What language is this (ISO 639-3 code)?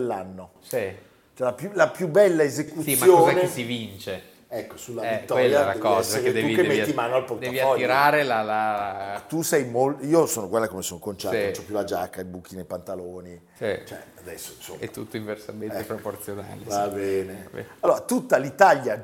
ita